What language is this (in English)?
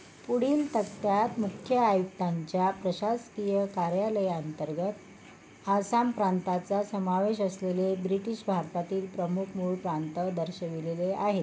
Marathi